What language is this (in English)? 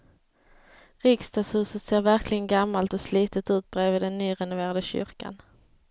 Swedish